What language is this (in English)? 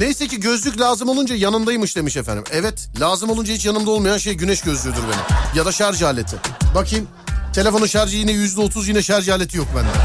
Turkish